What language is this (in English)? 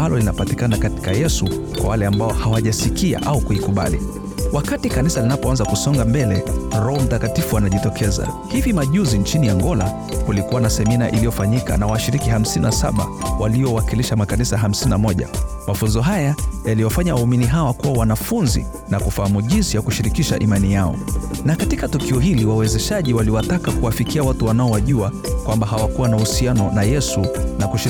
Swahili